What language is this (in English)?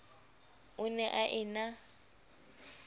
Southern Sotho